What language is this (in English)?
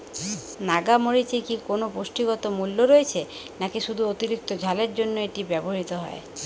Bangla